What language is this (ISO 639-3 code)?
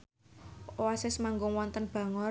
jav